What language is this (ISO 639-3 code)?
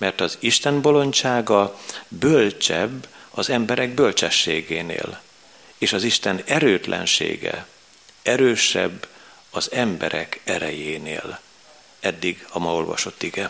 hun